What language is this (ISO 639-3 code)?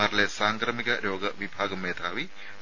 mal